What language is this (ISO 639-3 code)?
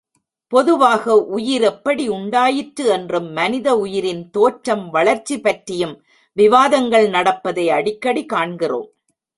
tam